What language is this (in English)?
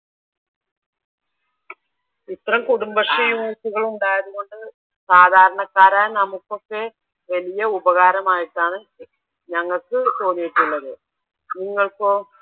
Malayalam